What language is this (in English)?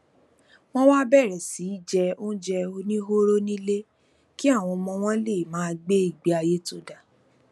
Yoruba